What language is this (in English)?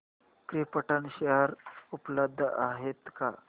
Marathi